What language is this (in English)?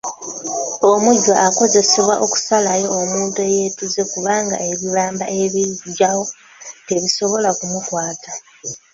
Ganda